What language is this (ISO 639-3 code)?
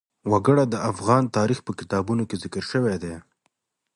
pus